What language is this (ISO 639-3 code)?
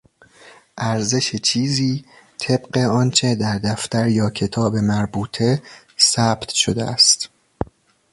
fas